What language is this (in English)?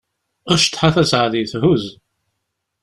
Kabyle